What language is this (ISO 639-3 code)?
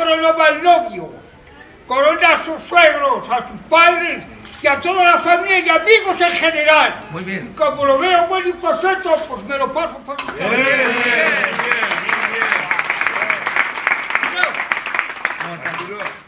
spa